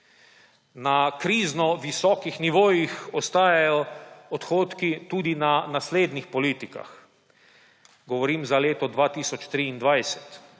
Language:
Slovenian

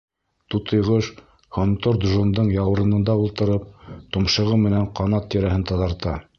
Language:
Bashkir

